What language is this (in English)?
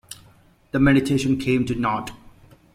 English